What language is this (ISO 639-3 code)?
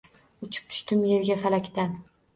uzb